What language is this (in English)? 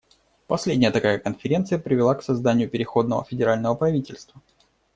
Russian